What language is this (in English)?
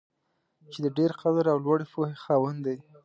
Pashto